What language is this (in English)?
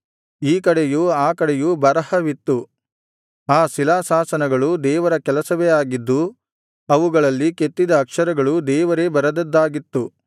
Kannada